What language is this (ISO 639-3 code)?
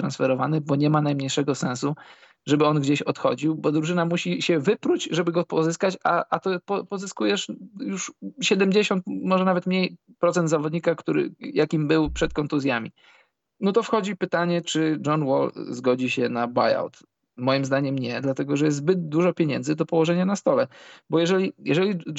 pol